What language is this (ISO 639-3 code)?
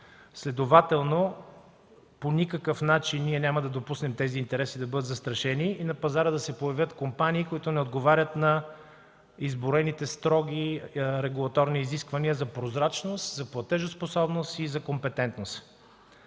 bul